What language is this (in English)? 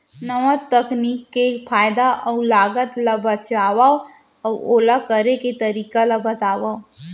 Chhattisgarhi